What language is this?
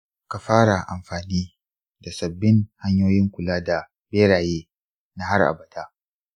Hausa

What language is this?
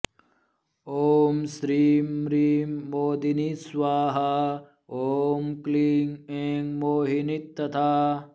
Sanskrit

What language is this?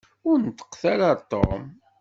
Kabyle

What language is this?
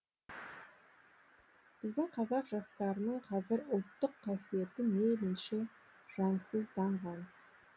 Kazakh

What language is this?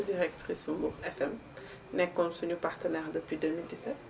Wolof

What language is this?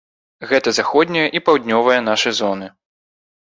Belarusian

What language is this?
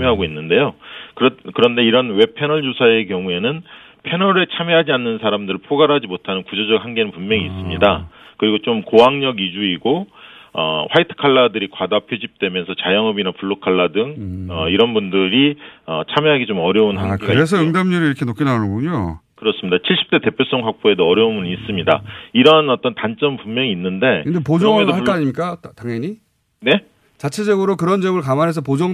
Korean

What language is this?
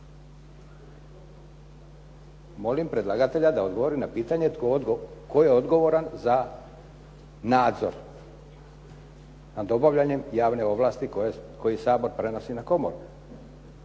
Croatian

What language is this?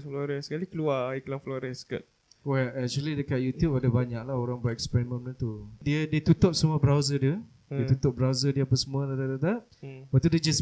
Malay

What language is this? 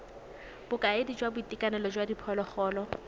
Tswana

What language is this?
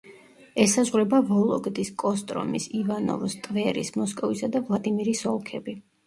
Georgian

